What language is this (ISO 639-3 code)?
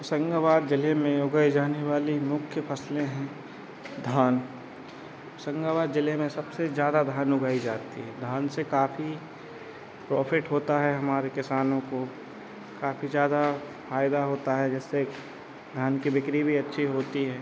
hin